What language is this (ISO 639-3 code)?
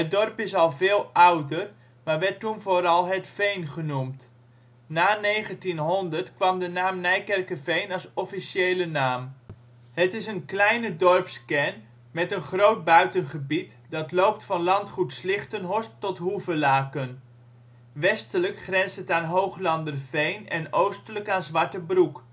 nld